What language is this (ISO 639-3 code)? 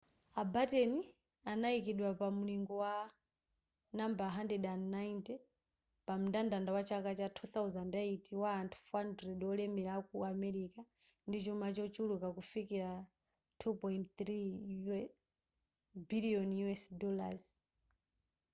nya